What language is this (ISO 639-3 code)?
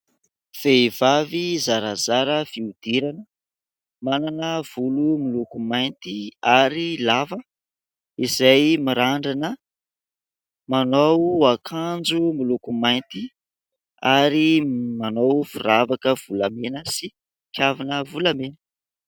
mlg